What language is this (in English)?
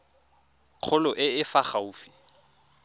Tswana